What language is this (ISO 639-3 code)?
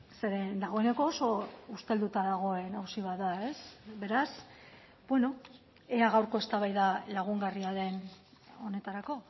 eus